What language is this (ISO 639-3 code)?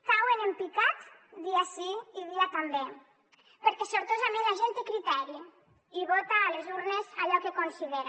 cat